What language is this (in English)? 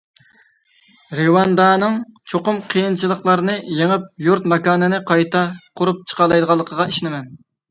Uyghur